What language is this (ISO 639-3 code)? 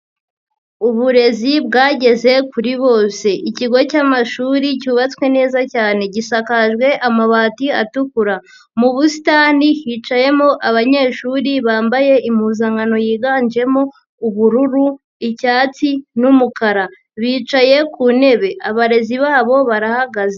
kin